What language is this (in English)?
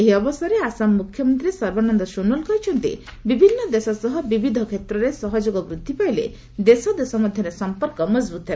Odia